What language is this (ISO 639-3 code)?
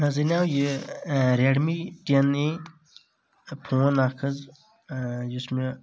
kas